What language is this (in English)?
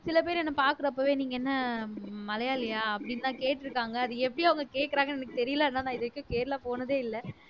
Tamil